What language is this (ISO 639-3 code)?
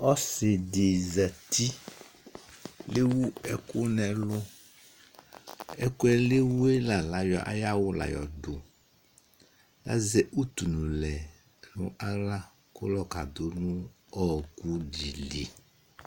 kpo